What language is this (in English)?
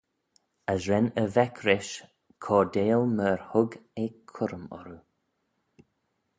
Manx